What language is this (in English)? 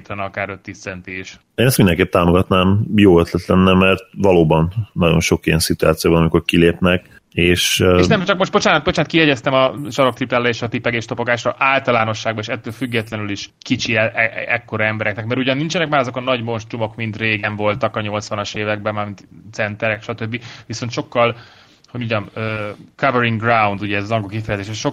Hungarian